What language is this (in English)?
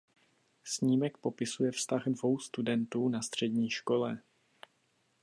Czech